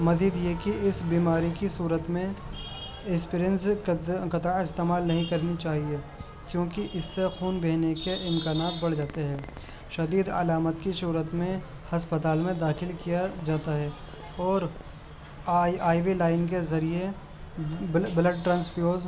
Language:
Urdu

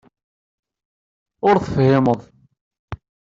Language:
Kabyle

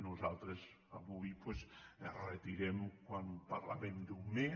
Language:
Catalan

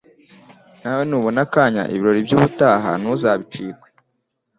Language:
Kinyarwanda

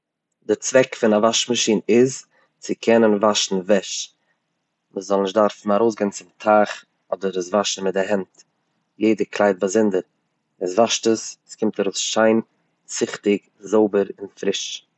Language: Yiddish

